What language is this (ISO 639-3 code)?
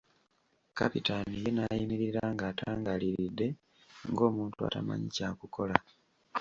lug